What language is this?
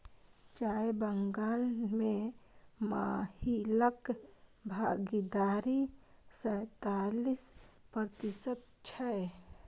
Maithili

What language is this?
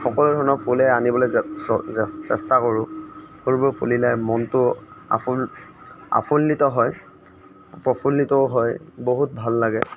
Assamese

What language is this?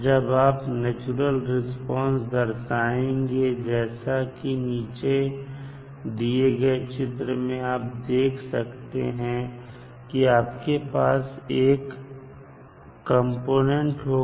Hindi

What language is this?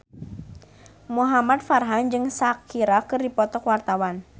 Sundanese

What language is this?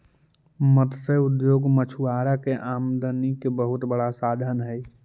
Magahi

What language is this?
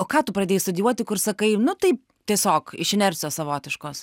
Lithuanian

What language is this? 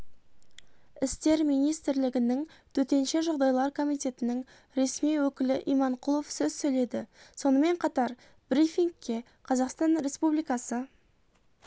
Kazakh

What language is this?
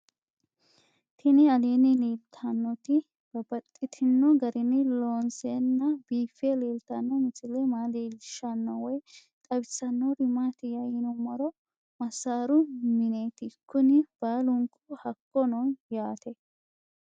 Sidamo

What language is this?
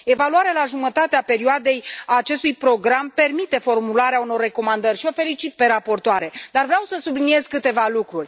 Romanian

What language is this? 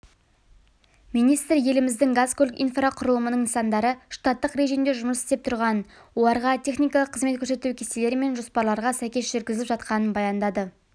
Kazakh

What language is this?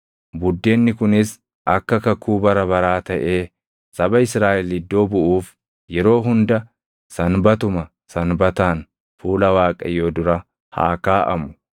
Oromo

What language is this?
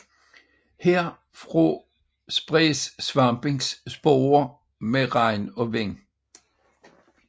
Danish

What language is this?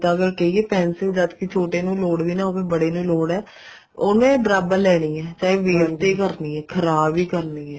Punjabi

